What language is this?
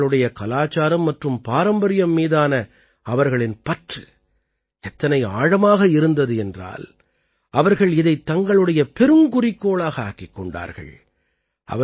Tamil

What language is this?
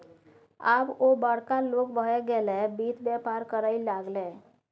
Maithili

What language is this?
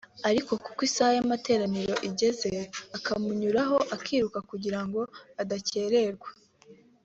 Kinyarwanda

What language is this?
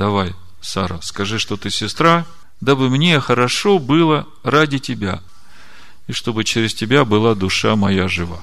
Russian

